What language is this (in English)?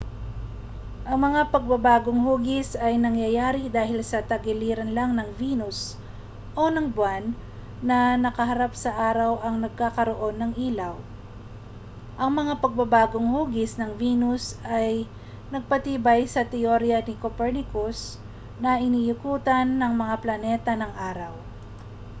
Filipino